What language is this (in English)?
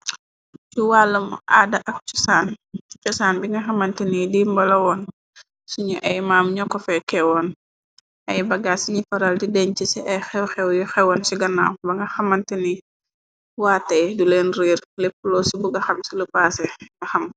Wolof